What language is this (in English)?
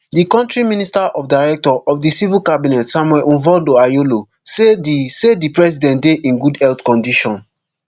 Nigerian Pidgin